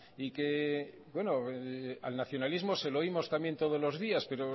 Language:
Spanish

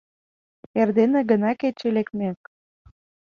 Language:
Mari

